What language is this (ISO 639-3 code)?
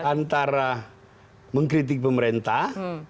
ind